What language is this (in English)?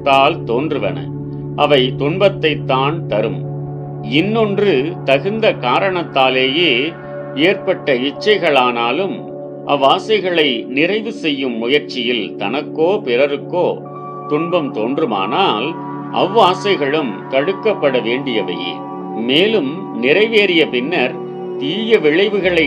Tamil